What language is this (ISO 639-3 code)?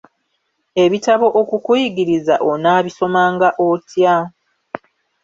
lug